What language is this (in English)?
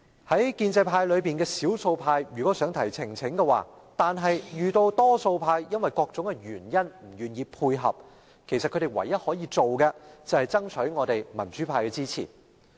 Cantonese